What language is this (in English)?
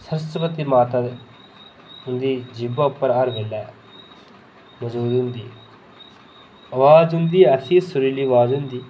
Dogri